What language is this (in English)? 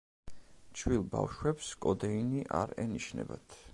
Georgian